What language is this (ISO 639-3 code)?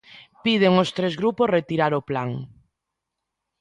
glg